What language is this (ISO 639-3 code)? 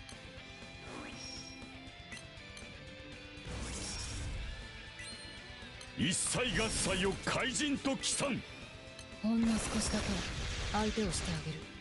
jpn